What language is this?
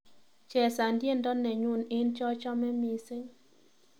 Kalenjin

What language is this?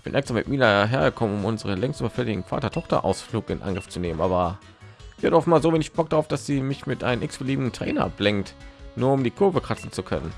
German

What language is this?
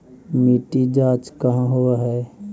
Magahi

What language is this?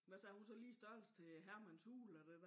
Danish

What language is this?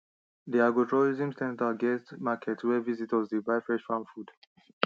Nigerian Pidgin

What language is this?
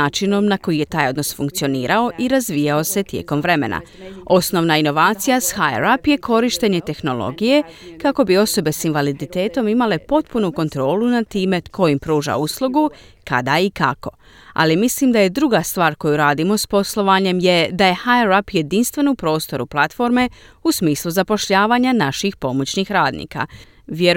Croatian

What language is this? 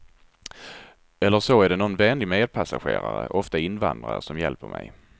Swedish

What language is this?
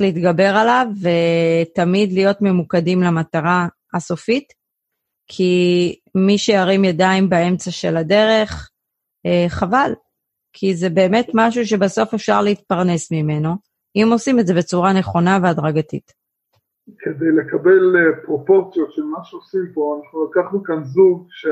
Hebrew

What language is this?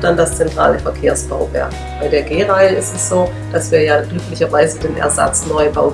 German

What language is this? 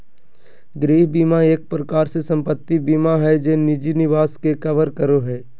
Magahi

